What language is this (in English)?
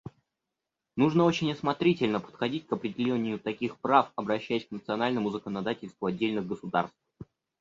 Russian